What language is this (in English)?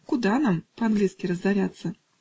Russian